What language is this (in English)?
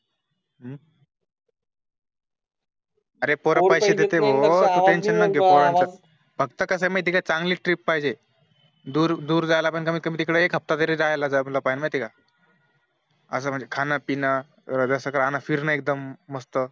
Marathi